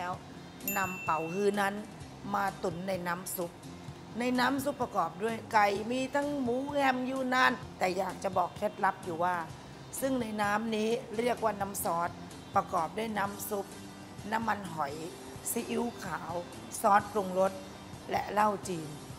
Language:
Thai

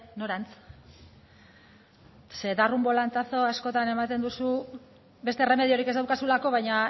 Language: Basque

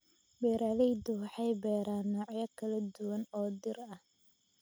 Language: Somali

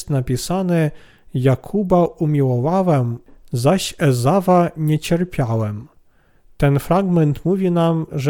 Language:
Polish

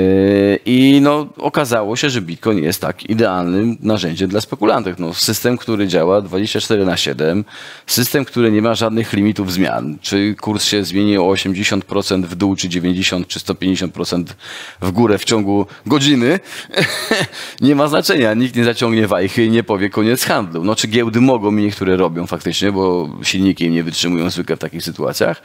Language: Polish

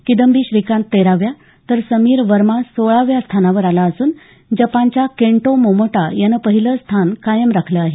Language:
Marathi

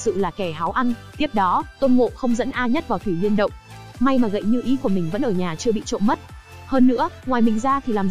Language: Vietnamese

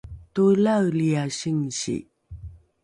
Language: Rukai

